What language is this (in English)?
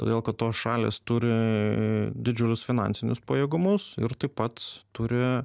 Lithuanian